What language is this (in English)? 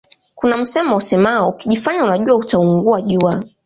Swahili